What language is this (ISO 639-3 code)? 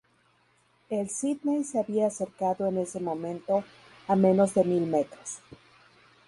spa